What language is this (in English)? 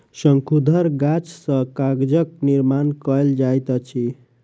Maithili